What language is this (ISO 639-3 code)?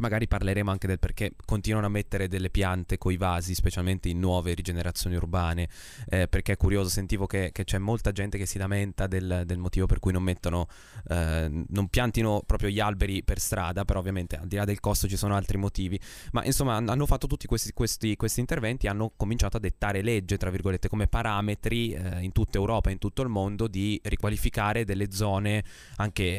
ita